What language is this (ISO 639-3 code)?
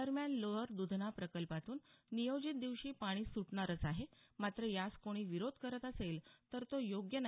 mar